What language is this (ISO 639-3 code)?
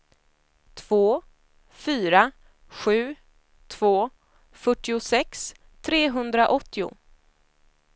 swe